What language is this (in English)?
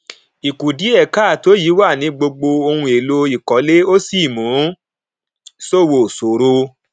Yoruba